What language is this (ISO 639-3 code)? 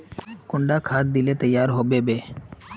mag